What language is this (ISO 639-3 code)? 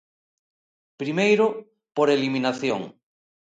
glg